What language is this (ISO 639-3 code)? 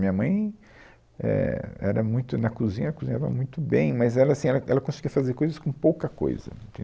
por